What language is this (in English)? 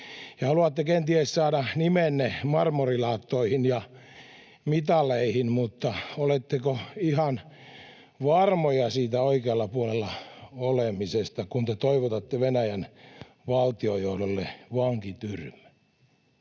Finnish